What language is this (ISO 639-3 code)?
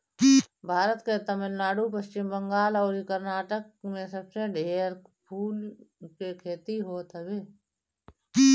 bho